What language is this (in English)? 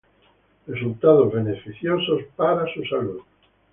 Spanish